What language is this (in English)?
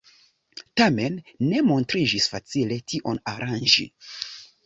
Esperanto